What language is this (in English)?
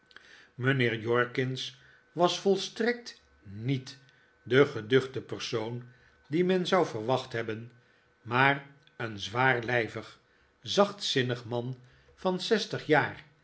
Dutch